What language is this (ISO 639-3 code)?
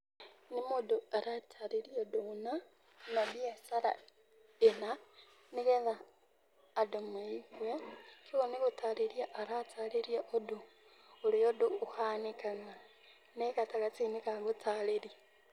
kik